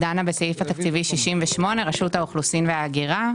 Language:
Hebrew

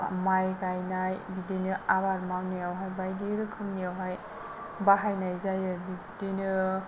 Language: Bodo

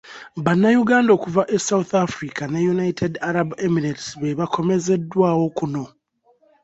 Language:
Ganda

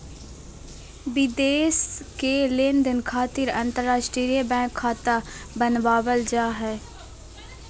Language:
Magahi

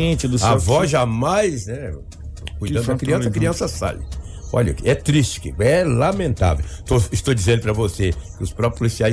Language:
Portuguese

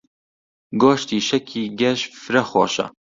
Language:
Central Kurdish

